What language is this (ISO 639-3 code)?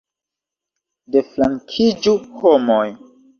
epo